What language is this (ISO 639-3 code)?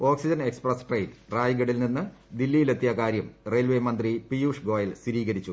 mal